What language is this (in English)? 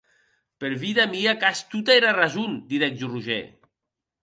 Occitan